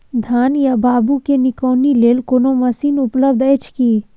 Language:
Maithili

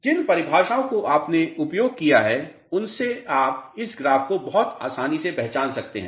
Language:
Hindi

